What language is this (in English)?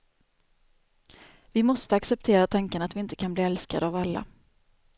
Swedish